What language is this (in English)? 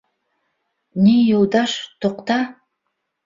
Bashkir